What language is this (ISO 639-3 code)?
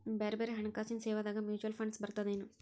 kan